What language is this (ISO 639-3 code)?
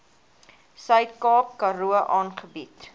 afr